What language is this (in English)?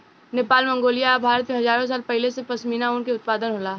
Bhojpuri